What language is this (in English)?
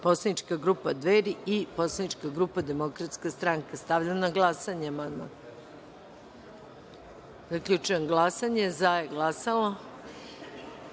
Serbian